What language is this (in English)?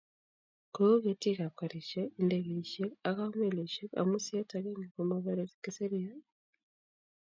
Kalenjin